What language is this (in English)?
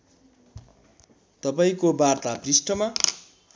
Nepali